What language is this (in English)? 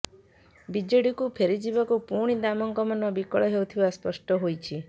Odia